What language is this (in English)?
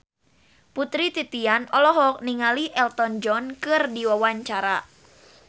Sundanese